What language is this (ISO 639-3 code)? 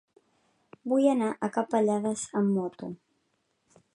cat